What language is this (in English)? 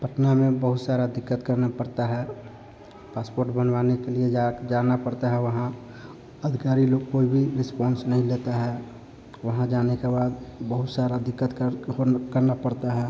Hindi